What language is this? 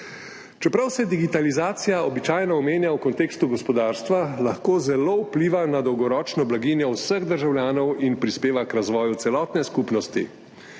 Slovenian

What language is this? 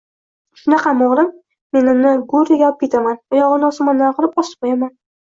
Uzbek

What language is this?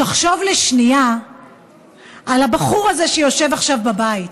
Hebrew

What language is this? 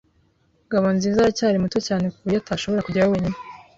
Kinyarwanda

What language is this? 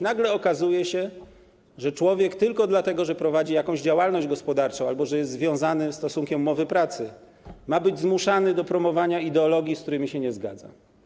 Polish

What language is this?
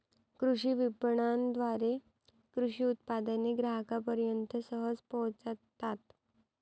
Marathi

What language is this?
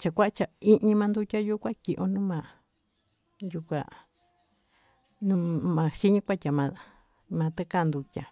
Tututepec Mixtec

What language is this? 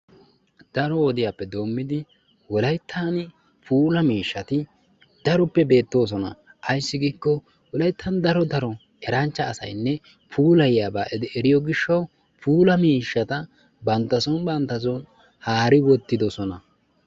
Wolaytta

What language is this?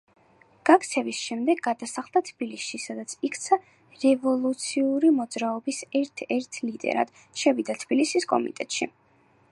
Georgian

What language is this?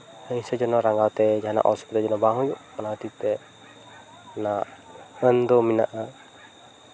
Santali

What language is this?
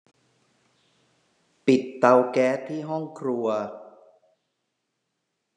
Thai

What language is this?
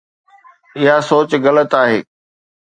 Sindhi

